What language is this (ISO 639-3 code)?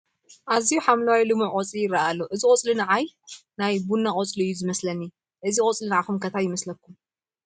tir